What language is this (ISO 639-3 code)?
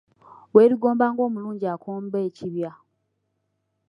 lug